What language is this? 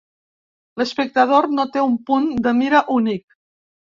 Catalan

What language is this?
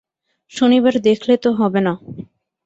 Bangla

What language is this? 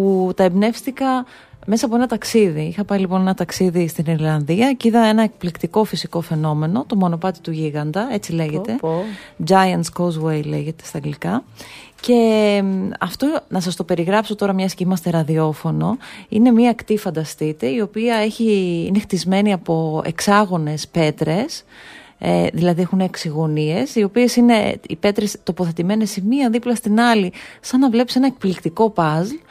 Greek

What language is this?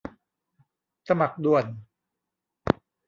Thai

